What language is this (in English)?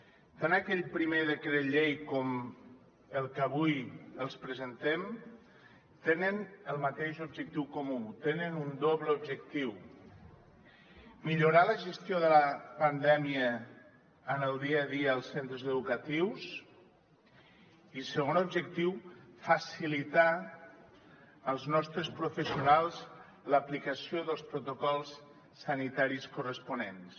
Catalan